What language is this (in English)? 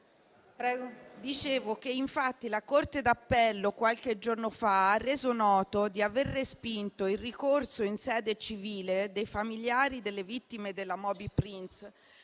Italian